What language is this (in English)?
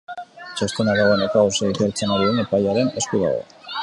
Basque